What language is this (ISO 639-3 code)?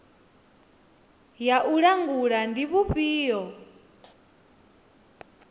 ven